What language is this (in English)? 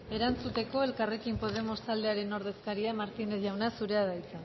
Basque